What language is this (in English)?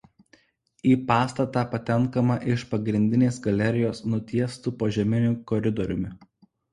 Lithuanian